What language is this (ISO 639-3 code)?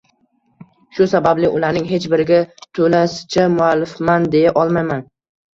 uzb